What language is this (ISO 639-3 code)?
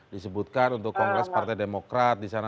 ind